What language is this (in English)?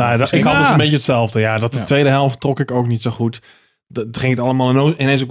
Dutch